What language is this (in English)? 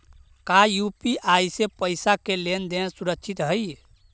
Magahi